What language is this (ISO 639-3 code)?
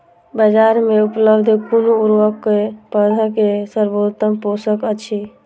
mai